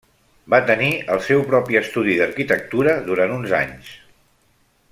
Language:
Catalan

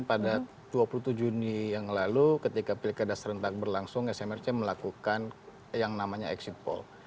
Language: Indonesian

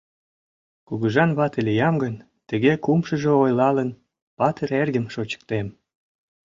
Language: Mari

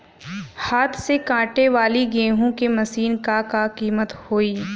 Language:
Bhojpuri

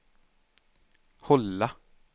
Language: Swedish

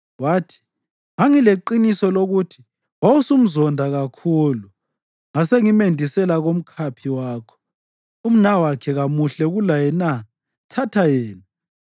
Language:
North Ndebele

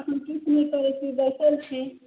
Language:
Maithili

